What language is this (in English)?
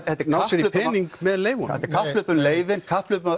Icelandic